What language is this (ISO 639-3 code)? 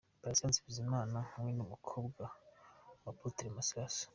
kin